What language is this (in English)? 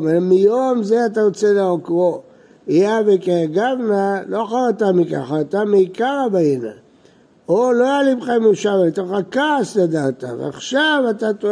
Hebrew